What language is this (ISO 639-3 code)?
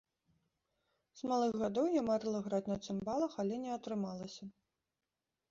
bel